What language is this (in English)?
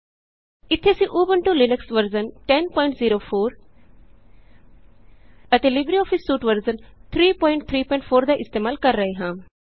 Punjabi